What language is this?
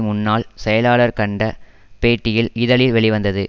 Tamil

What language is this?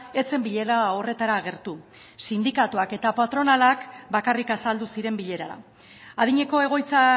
Basque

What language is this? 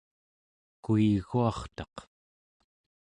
Central Yupik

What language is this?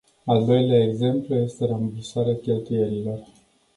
Romanian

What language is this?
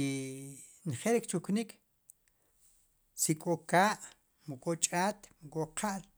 Sipacapense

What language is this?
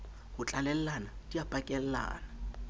Southern Sotho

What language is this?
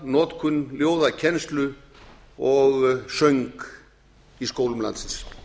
Icelandic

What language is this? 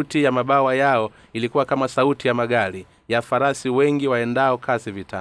Swahili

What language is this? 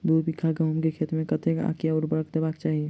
Maithili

